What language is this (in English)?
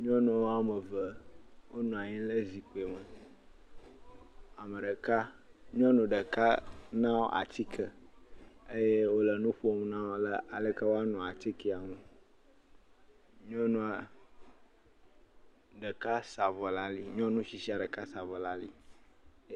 Ewe